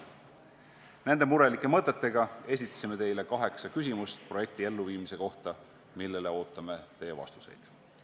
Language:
Estonian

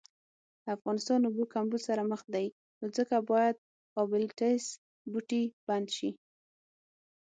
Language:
Pashto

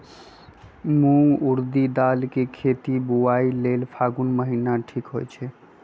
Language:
Magahi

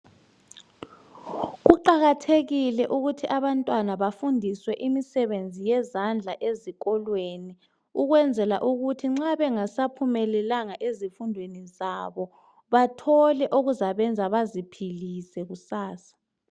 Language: North Ndebele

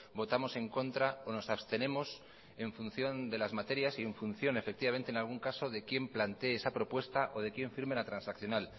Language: Spanish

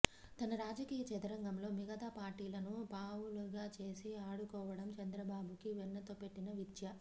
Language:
Telugu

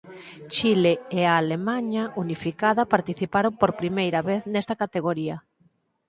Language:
Galician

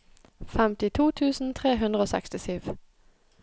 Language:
Norwegian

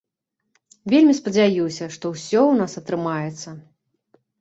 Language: Belarusian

